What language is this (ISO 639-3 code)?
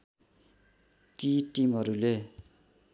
nep